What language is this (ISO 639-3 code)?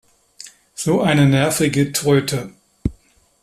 deu